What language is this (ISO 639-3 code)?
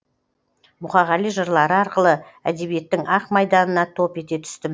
kaz